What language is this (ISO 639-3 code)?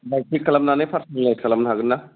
brx